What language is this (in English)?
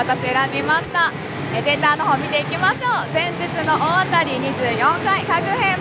Japanese